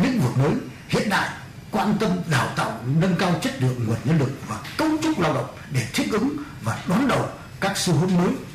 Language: Vietnamese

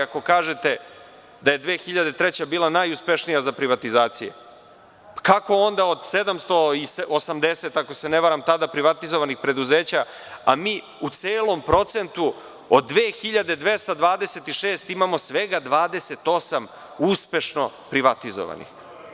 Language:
Serbian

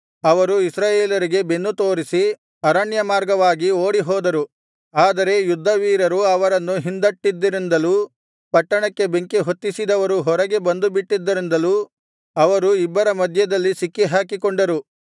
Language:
Kannada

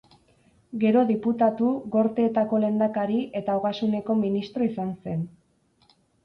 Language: Basque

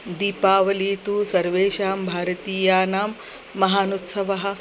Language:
Sanskrit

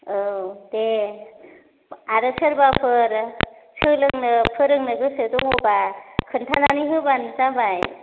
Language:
Bodo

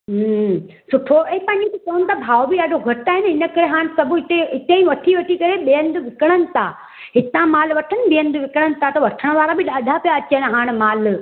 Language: Sindhi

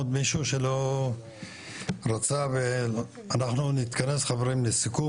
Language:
Hebrew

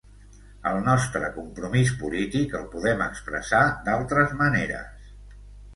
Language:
Catalan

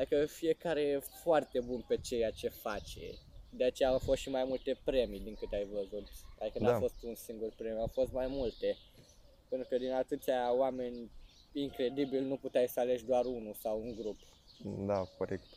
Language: Romanian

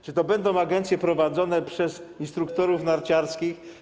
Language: Polish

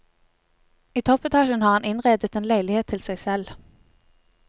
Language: Norwegian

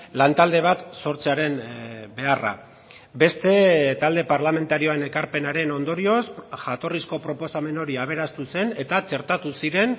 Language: Basque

